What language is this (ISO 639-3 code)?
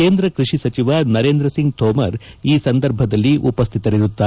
kan